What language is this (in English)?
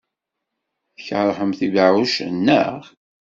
Kabyle